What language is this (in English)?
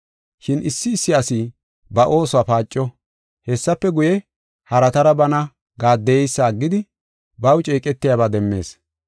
Gofa